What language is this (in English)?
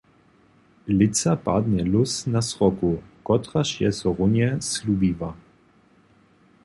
Upper Sorbian